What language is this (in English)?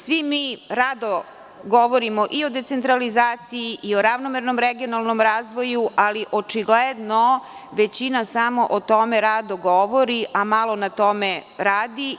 Serbian